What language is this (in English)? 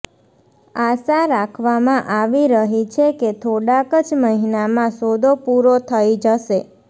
Gujarati